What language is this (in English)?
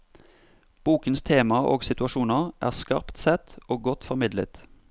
Norwegian